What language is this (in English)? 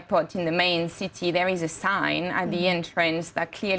Indonesian